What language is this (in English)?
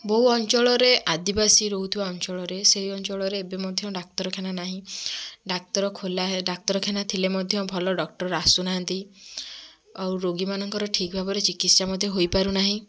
Odia